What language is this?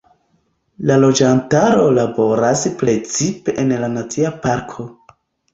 Esperanto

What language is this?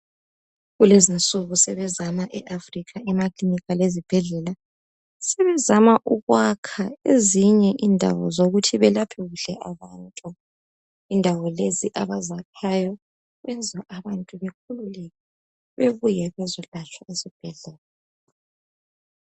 North Ndebele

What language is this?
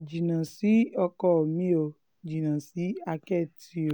Yoruba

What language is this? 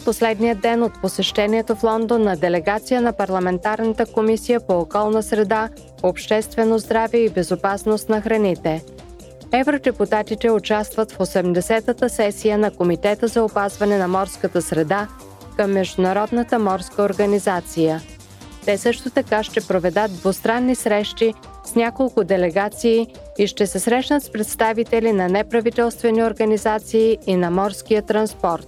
Bulgarian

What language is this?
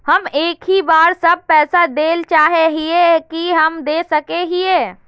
Magahi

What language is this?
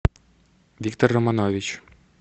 Russian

